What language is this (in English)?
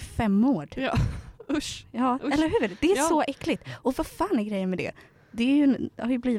Swedish